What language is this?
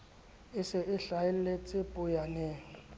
Southern Sotho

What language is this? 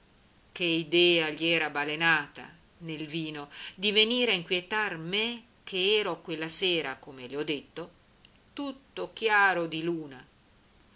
Italian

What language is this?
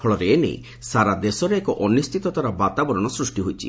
Odia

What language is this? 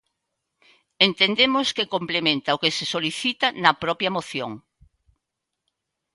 Galician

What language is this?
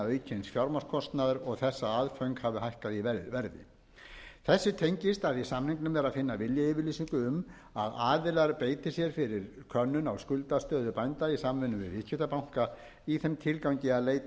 Icelandic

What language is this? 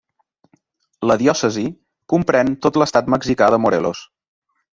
Catalan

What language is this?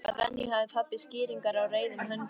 Icelandic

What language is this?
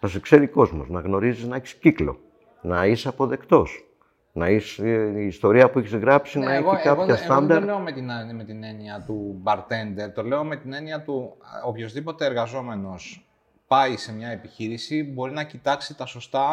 Greek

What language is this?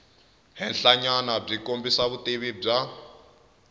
Tsonga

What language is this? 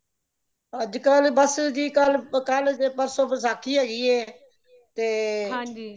Punjabi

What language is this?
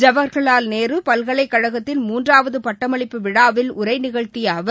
Tamil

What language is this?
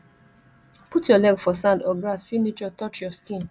Nigerian Pidgin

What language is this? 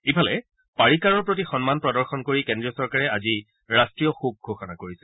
Assamese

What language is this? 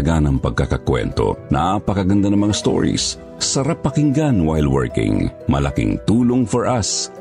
Filipino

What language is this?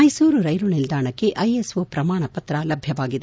Kannada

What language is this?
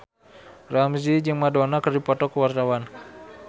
Sundanese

